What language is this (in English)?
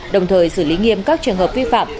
Vietnamese